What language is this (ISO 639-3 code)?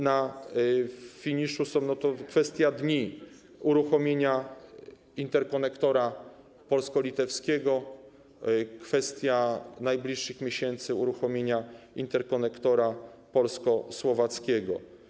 pol